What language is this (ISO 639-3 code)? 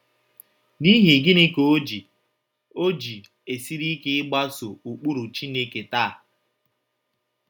ibo